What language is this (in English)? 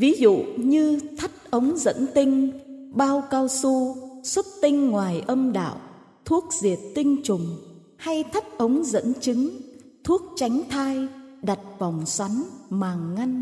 Vietnamese